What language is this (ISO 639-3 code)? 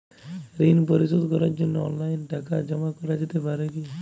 ben